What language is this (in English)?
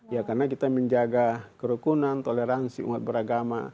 Indonesian